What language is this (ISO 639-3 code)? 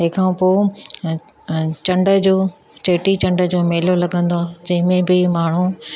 snd